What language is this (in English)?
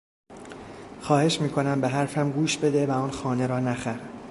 Persian